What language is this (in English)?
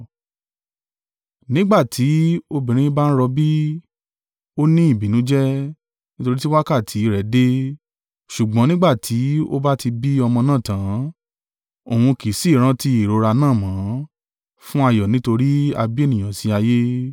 Yoruba